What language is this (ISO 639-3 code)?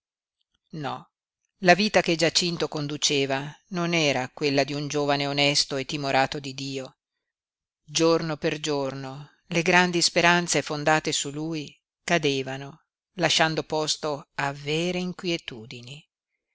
ita